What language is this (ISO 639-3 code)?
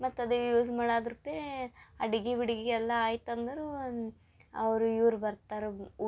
kan